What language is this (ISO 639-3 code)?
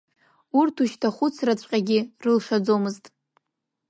abk